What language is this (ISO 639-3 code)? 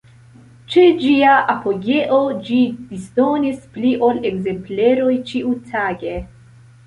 epo